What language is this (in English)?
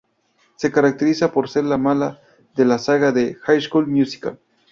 Spanish